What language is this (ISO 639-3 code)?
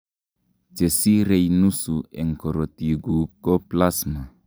kln